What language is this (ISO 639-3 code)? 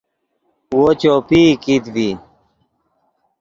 ydg